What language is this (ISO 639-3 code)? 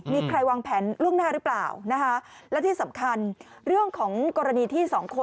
tha